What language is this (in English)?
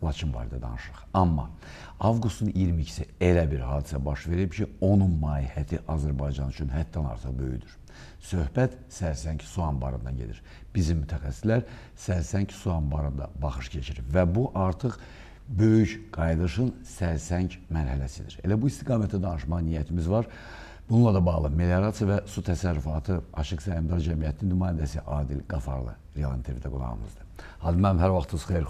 Turkish